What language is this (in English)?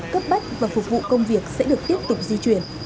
Vietnamese